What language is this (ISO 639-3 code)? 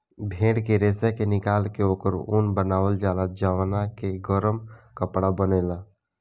bho